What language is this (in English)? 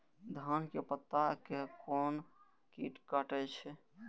Maithili